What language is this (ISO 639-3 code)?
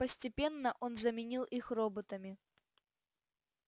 rus